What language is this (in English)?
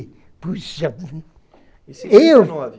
Portuguese